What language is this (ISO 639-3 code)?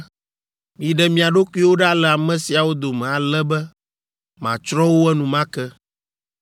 ewe